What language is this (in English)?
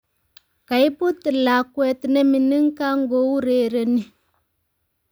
Kalenjin